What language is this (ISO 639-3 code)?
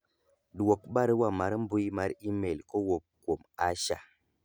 luo